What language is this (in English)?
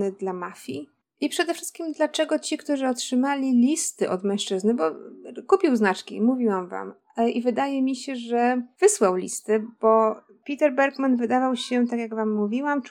Polish